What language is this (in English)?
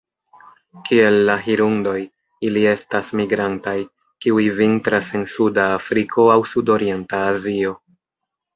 Esperanto